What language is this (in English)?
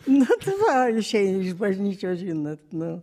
Lithuanian